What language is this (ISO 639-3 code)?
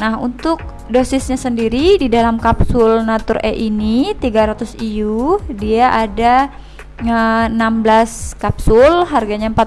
ind